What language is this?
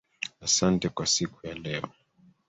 Swahili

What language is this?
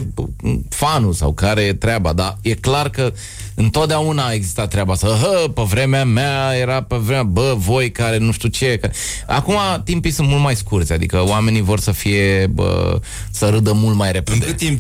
Romanian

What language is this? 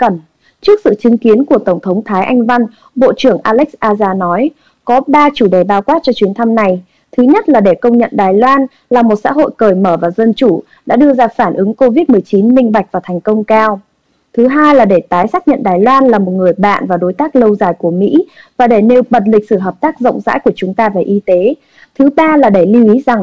Vietnamese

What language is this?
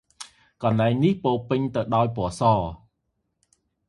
Khmer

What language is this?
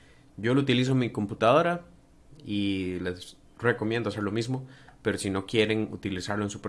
Spanish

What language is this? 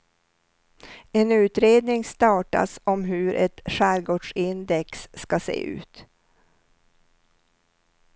Swedish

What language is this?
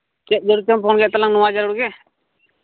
Santali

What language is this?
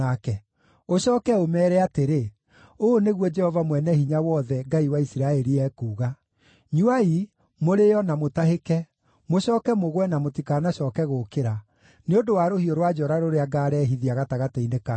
Kikuyu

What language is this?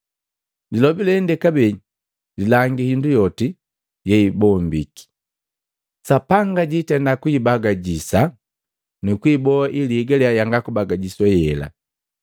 Matengo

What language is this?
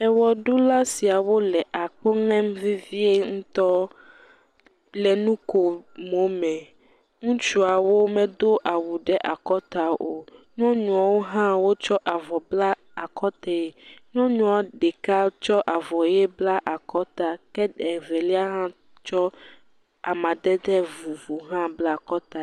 Ewe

